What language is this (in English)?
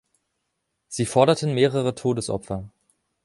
German